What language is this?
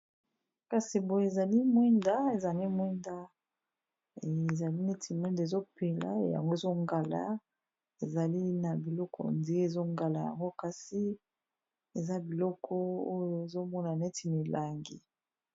Lingala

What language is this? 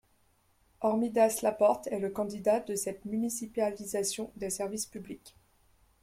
French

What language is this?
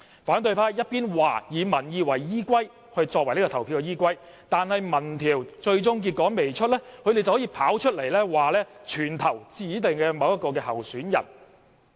Cantonese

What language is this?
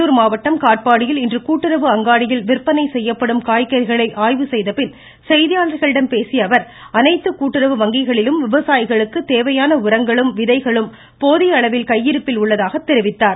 Tamil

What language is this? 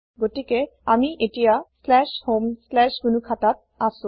Assamese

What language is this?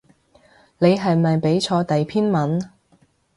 Cantonese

